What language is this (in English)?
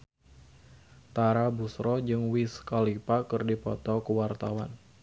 Sundanese